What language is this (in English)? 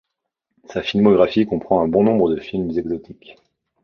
French